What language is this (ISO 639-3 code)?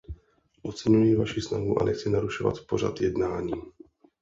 ces